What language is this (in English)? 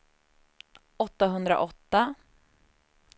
Swedish